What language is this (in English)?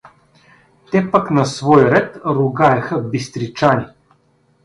Bulgarian